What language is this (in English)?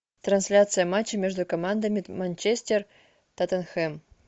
Russian